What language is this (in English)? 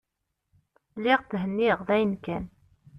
Kabyle